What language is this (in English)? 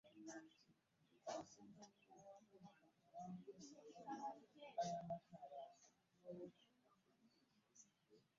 Ganda